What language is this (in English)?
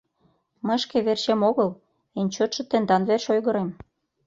Mari